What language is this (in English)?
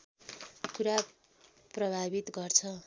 Nepali